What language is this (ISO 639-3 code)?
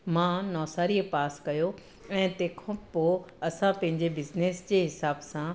snd